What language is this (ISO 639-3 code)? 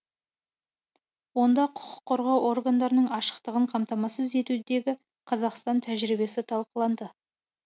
kaz